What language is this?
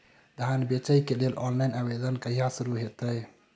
Maithili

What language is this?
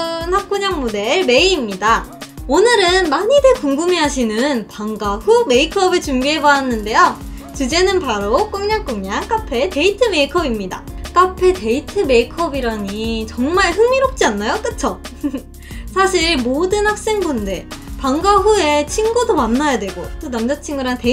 Korean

